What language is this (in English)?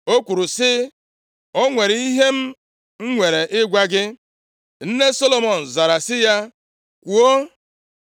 Igbo